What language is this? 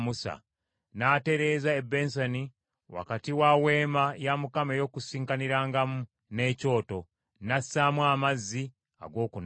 Ganda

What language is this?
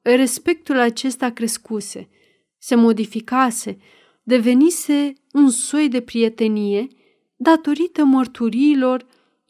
Romanian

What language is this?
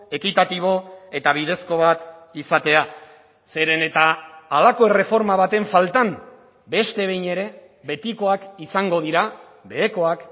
Basque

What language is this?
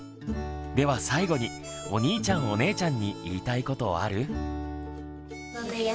Japanese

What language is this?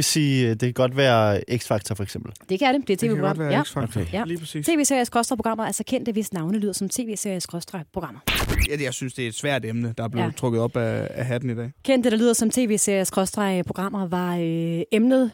Danish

